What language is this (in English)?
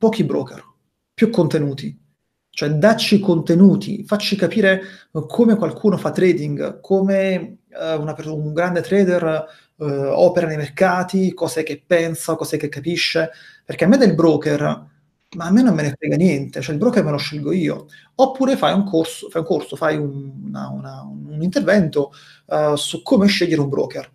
Italian